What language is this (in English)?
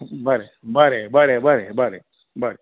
Konkani